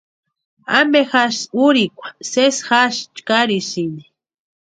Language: Western Highland Purepecha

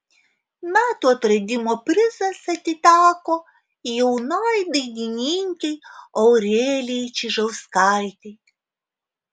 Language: Lithuanian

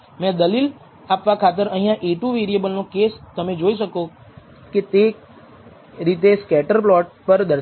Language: Gujarati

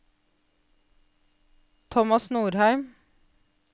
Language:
Norwegian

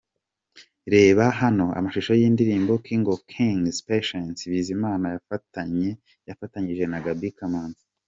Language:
Kinyarwanda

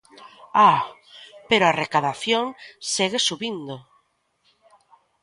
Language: Galician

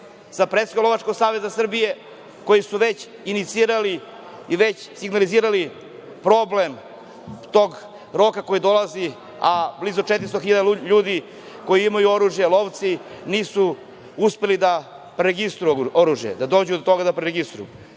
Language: Serbian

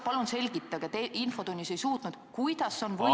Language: Estonian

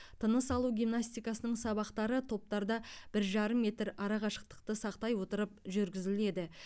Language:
Kazakh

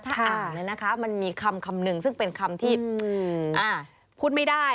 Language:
Thai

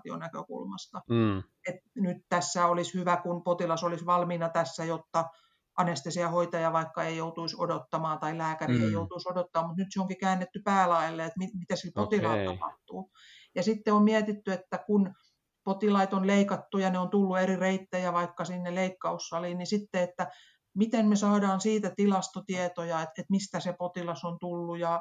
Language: Finnish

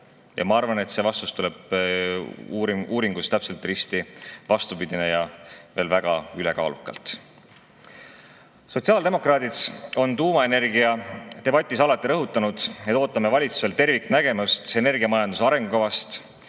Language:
Estonian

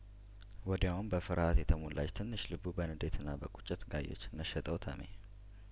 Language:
Amharic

